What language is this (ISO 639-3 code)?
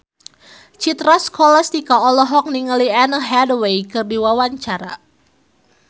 sun